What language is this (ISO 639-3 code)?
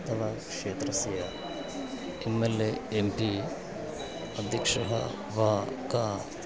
san